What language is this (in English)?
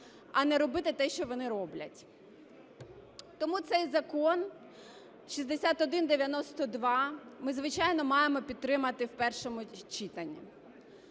Ukrainian